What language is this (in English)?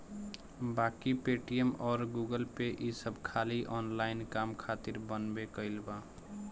Bhojpuri